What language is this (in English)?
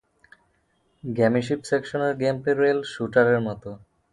Bangla